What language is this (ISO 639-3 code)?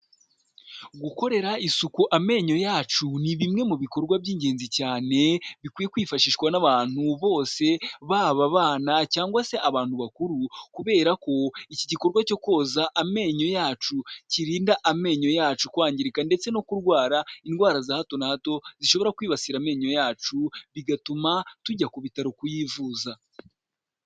kin